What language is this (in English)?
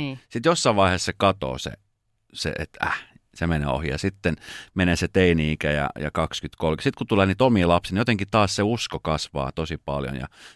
Finnish